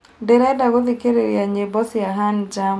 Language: Kikuyu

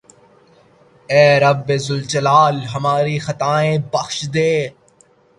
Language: Urdu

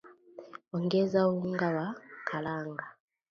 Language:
Swahili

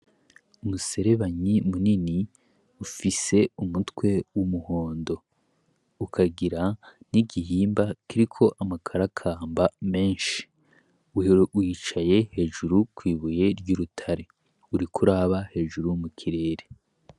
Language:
Rundi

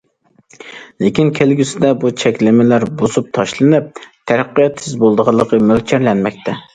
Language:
Uyghur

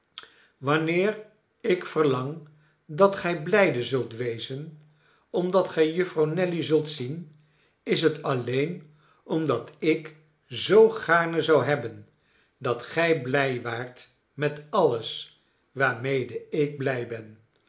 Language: Dutch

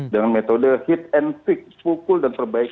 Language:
Indonesian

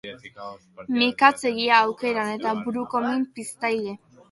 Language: Basque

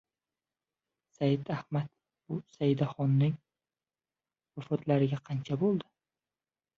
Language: Uzbek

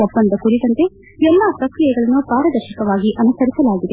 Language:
Kannada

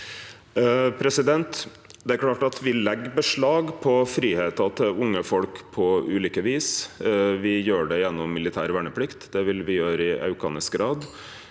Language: Norwegian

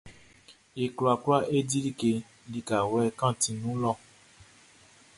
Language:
Baoulé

